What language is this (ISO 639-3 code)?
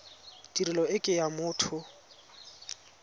tsn